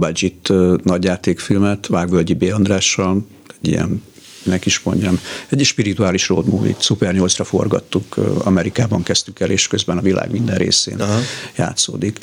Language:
Hungarian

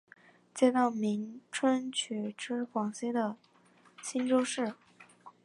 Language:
Chinese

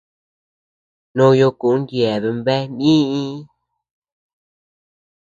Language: Tepeuxila Cuicatec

